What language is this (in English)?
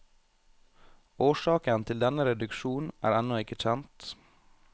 Norwegian